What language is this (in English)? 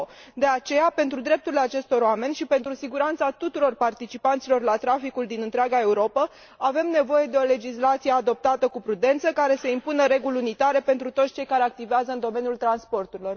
Romanian